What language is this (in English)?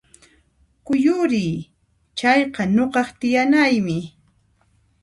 Puno Quechua